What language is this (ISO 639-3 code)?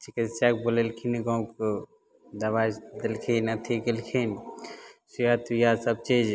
mai